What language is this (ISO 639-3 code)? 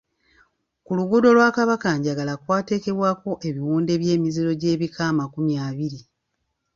lug